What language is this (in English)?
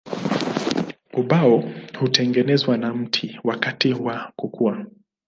Swahili